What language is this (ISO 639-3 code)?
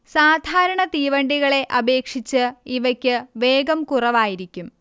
mal